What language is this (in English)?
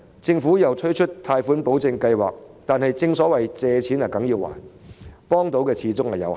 Cantonese